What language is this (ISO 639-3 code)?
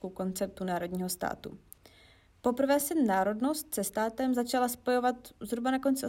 ces